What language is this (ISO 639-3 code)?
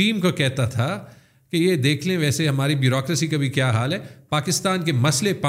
urd